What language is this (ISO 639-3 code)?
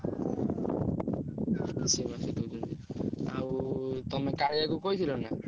ori